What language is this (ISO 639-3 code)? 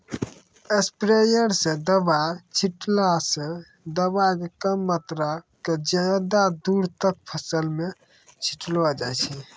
mai